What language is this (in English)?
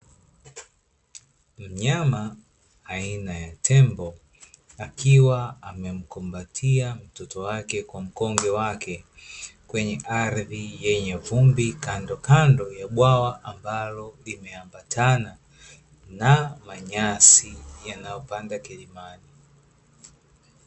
Swahili